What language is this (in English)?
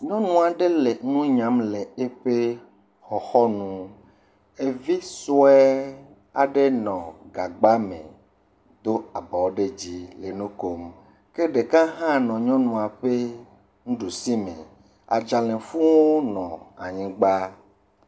Ewe